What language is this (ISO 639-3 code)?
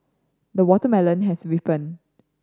eng